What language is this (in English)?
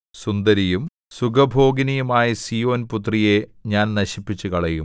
Malayalam